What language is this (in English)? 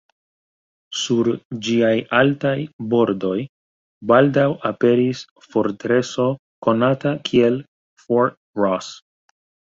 Esperanto